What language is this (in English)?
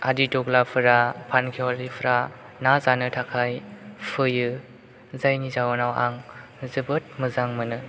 Bodo